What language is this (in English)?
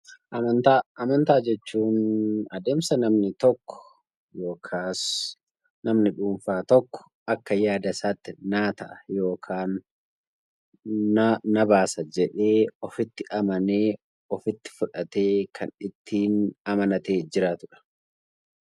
Oromo